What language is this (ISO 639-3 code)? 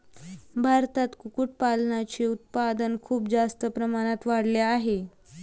mar